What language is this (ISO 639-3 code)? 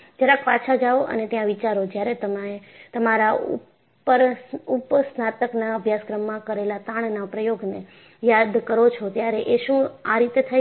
guj